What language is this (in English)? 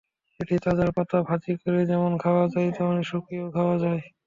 Bangla